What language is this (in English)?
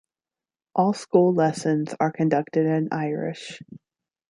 English